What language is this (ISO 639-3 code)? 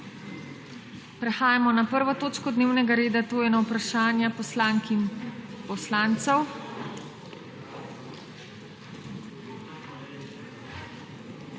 slv